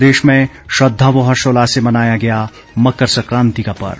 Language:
Hindi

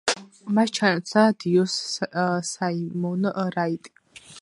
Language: Georgian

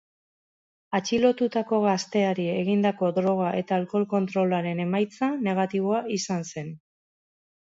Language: Basque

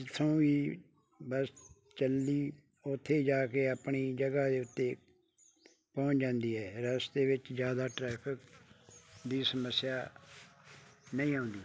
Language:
Punjabi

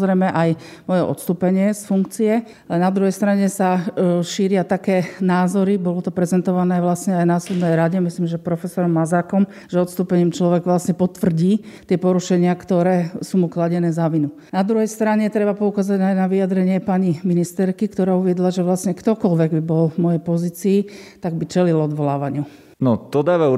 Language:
Slovak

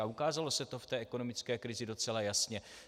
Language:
Czech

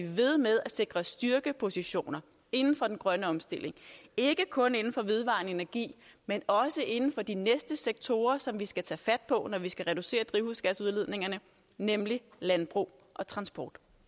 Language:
Danish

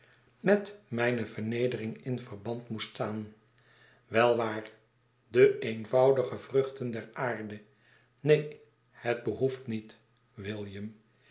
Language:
Dutch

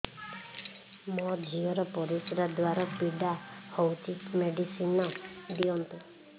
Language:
Odia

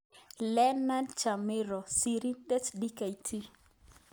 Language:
Kalenjin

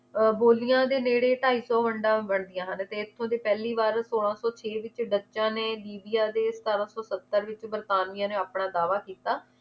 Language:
Punjabi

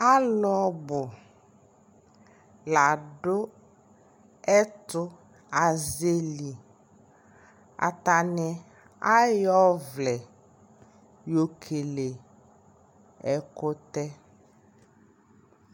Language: Ikposo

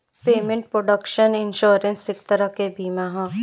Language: Bhojpuri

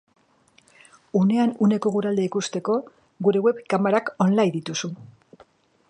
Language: Basque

